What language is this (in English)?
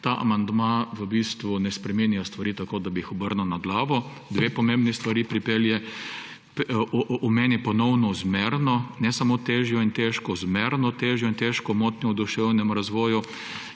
Slovenian